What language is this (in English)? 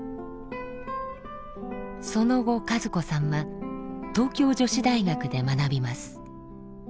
Japanese